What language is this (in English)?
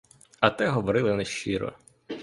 Ukrainian